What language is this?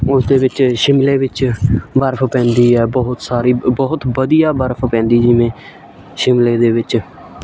Punjabi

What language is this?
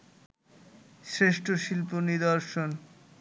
Bangla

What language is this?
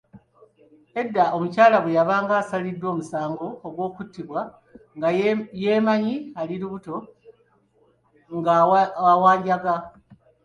Ganda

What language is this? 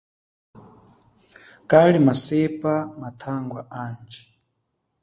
Chokwe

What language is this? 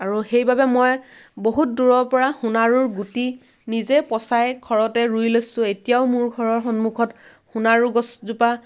Assamese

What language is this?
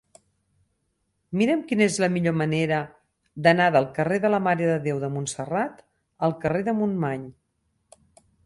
Catalan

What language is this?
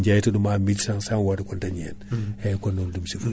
Fula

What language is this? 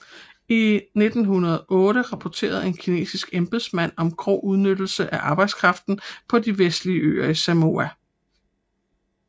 Danish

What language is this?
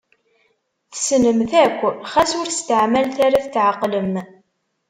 Kabyle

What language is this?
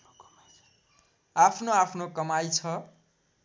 Nepali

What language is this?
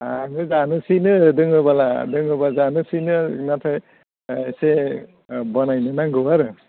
Bodo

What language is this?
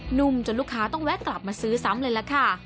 Thai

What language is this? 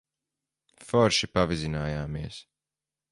Latvian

